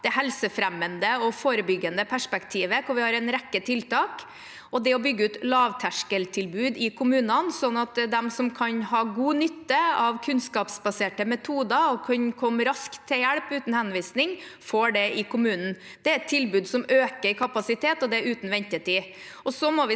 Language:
Norwegian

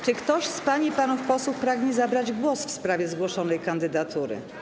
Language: Polish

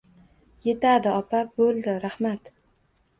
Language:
Uzbek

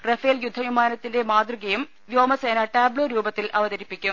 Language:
Malayalam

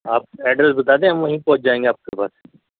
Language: Urdu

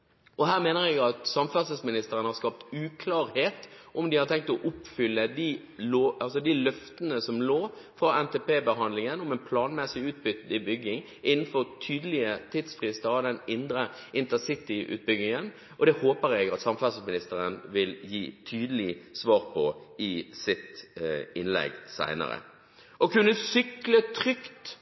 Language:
Norwegian Bokmål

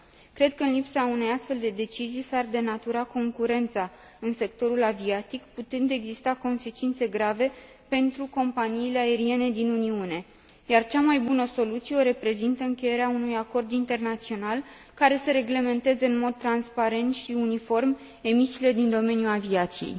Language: Romanian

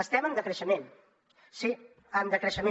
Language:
Catalan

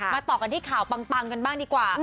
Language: Thai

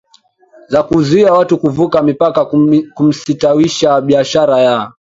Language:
Swahili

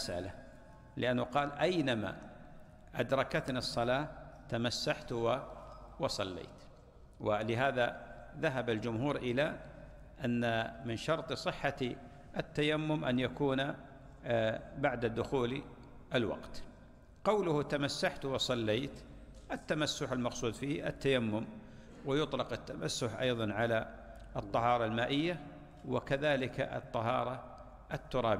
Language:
Arabic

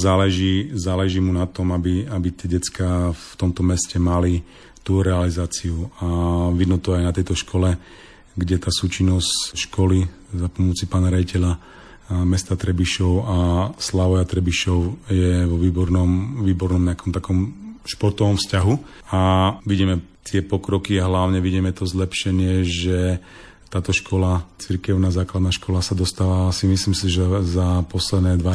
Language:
Slovak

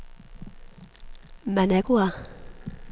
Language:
Danish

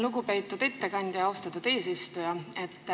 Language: Estonian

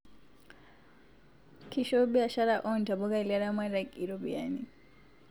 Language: Masai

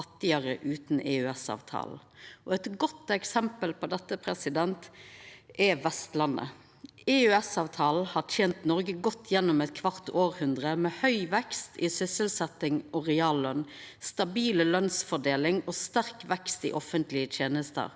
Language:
Norwegian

